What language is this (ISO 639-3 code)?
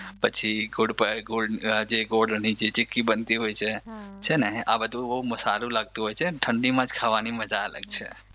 guj